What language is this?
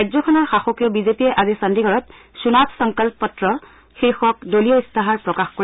Assamese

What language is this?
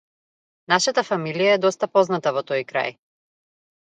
Macedonian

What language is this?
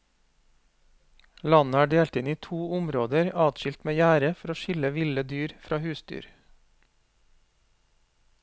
Norwegian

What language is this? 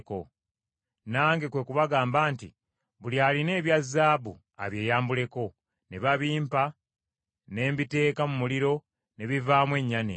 Ganda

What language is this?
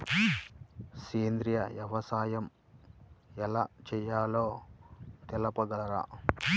Telugu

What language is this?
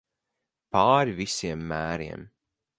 Latvian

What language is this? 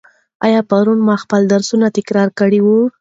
Pashto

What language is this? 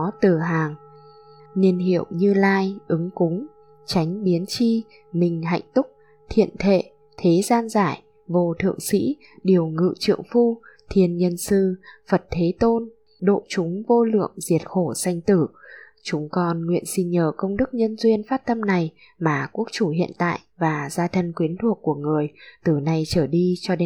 Vietnamese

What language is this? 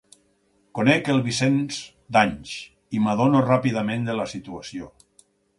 Catalan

